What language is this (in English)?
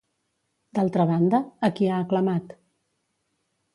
Catalan